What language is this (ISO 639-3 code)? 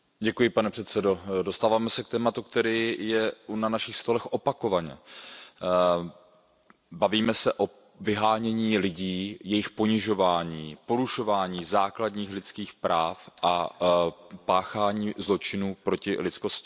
ces